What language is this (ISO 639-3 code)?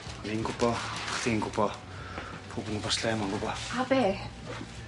cym